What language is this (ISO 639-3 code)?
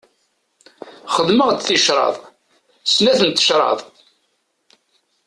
kab